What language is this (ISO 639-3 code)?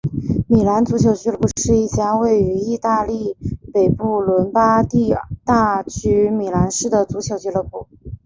zho